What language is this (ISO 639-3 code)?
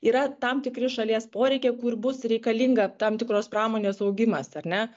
lit